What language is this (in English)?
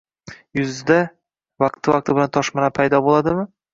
Uzbek